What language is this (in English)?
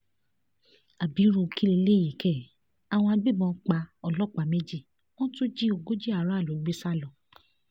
Yoruba